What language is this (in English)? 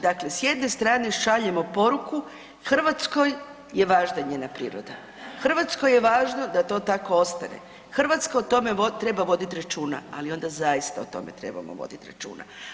Croatian